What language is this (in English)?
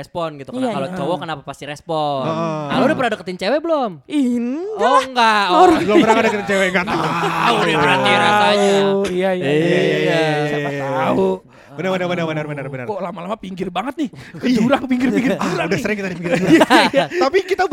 Indonesian